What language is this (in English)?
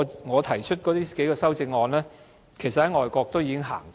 Cantonese